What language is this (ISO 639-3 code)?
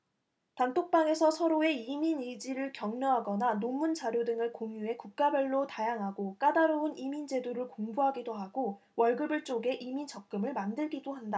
kor